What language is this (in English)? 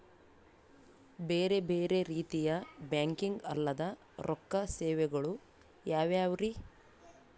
Kannada